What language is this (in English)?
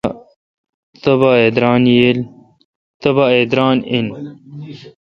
Kalkoti